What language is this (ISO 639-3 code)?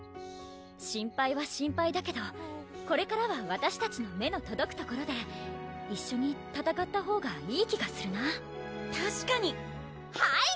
jpn